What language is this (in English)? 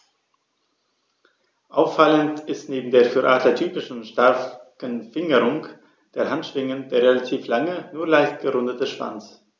German